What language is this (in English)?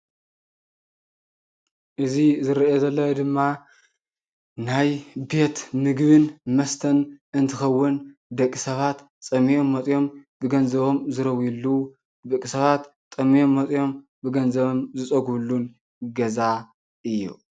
Tigrinya